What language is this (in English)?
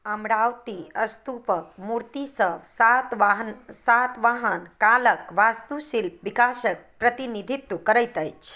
Maithili